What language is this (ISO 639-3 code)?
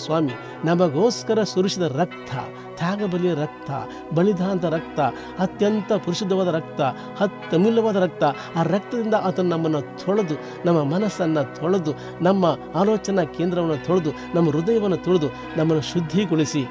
kan